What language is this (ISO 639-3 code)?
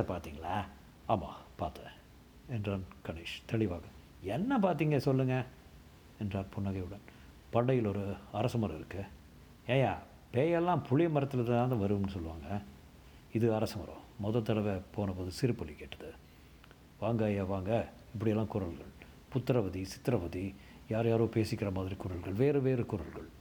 tam